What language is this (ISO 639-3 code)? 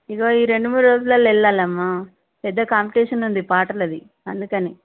tel